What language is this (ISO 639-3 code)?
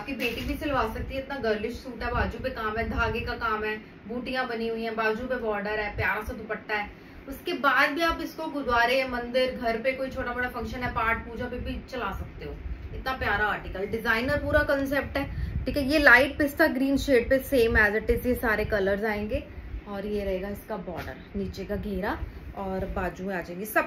hin